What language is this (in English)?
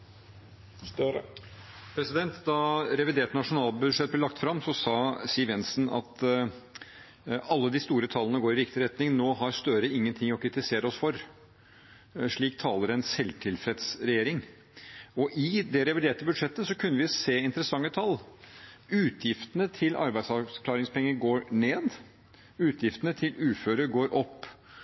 Norwegian Bokmål